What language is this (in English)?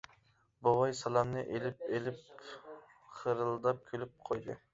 Uyghur